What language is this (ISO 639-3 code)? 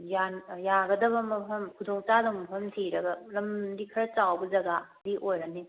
mni